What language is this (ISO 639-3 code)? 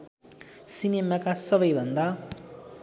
nep